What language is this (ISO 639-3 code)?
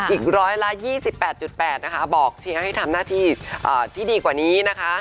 tha